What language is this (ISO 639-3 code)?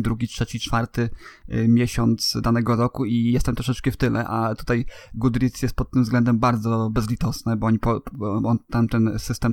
pol